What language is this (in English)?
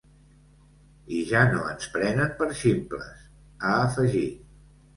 Catalan